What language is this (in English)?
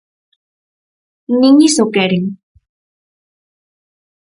Galician